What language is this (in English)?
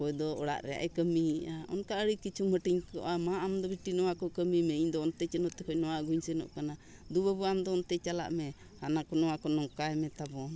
Santali